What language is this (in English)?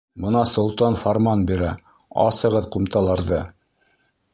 Bashkir